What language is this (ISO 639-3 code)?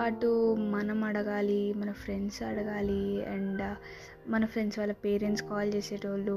tel